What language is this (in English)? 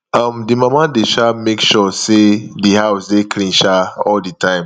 Nigerian Pidgin